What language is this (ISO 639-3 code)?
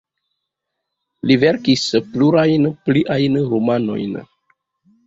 epo